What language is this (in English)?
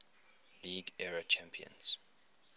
English